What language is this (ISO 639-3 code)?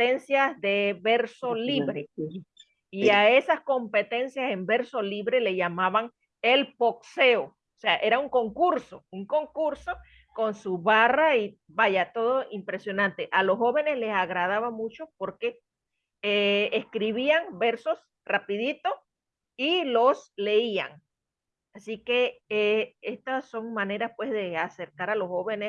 spa